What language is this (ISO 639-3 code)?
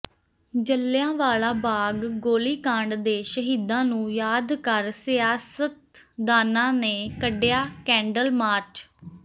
pan